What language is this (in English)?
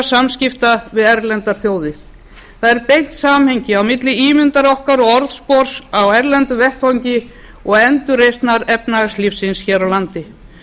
Icelandic